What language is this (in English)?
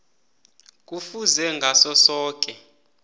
South Ndebele